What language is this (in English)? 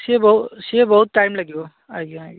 Odia